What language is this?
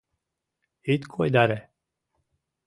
Mari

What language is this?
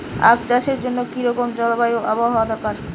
Bangla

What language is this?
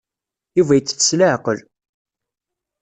Kabyle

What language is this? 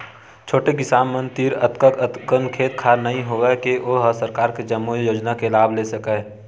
Chhattisgarhi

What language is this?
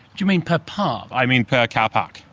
English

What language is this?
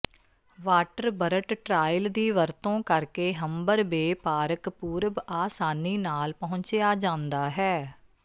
Punjabi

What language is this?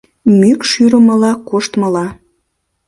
Mari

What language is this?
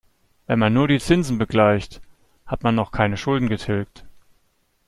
German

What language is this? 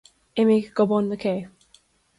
Irish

